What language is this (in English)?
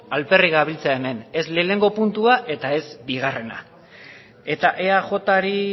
Basque